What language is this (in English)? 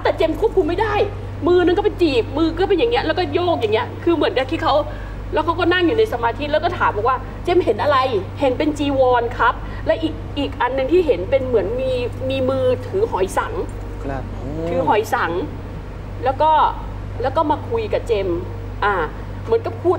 Thai